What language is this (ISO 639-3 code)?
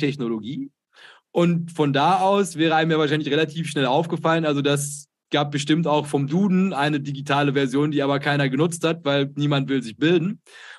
deu